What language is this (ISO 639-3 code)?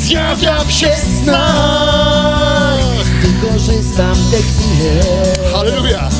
pol